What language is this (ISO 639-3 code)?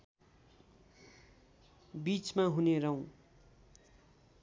nep